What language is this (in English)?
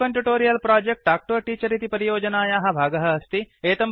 Sanskrit